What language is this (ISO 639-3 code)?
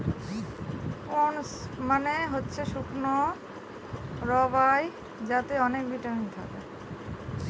ben